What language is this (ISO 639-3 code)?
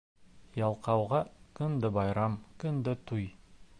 bak